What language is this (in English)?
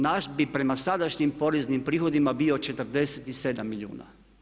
Croatian